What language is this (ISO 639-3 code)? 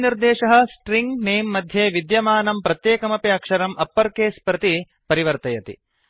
san